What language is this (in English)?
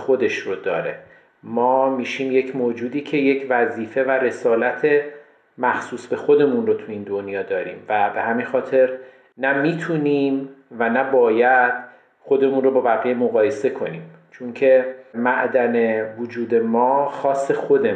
Persian